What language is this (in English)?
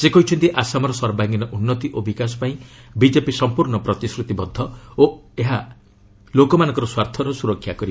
Odia